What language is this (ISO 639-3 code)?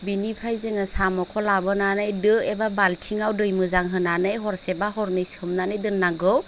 brx